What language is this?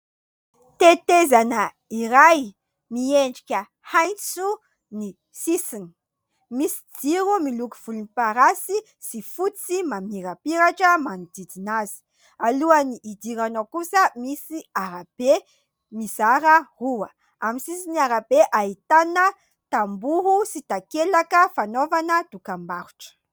Malagasy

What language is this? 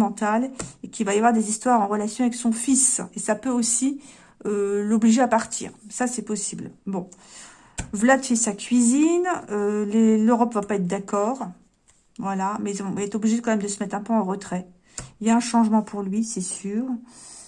French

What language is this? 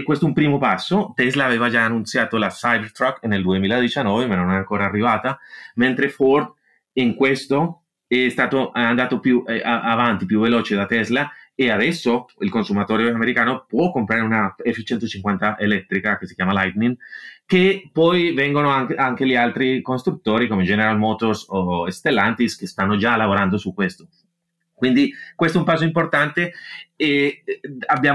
Italian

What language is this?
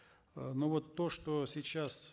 Kazakh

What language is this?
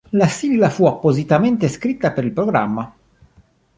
Italian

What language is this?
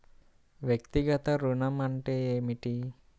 Telugu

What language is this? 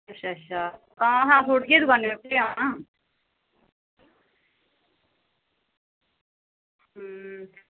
Dogri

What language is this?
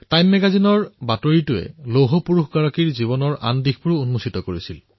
Assamese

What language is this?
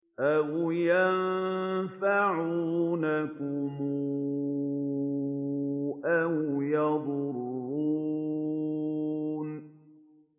Arabic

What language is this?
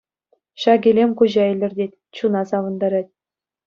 Chuvash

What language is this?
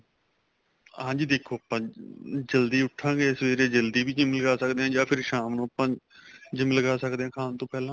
Punjabi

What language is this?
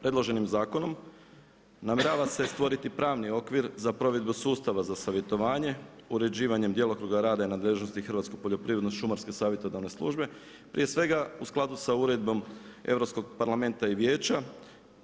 Croatian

